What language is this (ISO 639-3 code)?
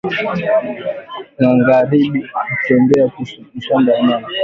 swa